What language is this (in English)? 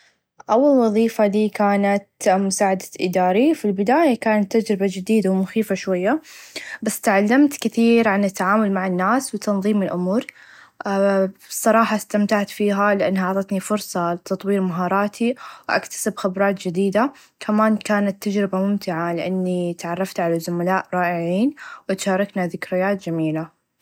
Najdi Arabic